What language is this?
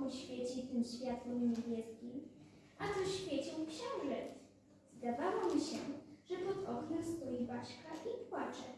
Polish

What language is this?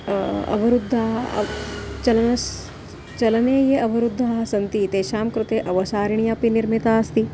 Sanskrit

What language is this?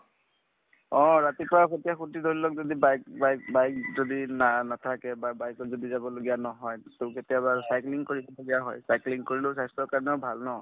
Assamese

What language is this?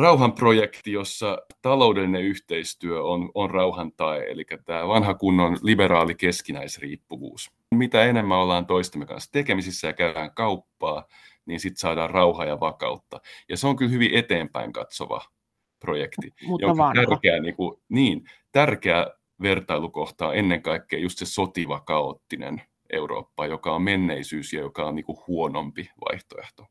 Finnish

